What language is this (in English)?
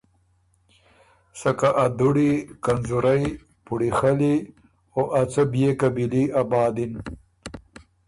Ormuri